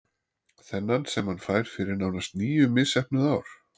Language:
Icelandic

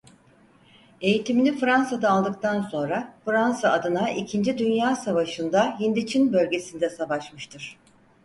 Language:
Turkish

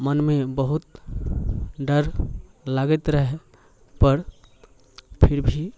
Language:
Maithili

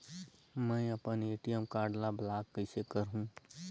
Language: Chhattisgarhi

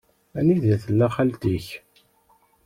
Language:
Kabyle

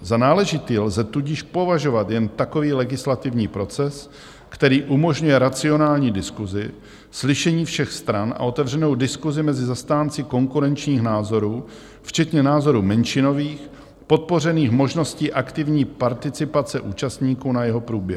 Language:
Czech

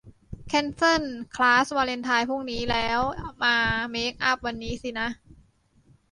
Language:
Thai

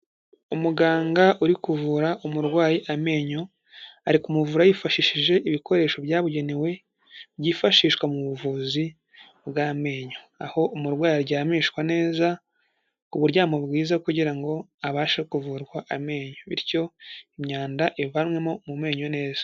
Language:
Kinyarwanda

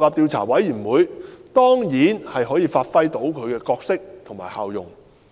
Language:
Cantonese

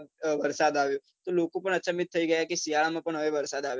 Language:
Gujarati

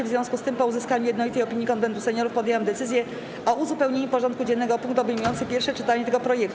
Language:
Polish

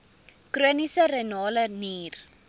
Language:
Afrikaans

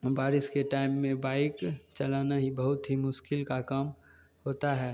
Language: Hindi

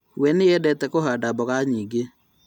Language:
Kikuyu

